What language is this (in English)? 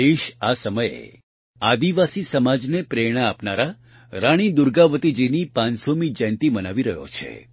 Gujarati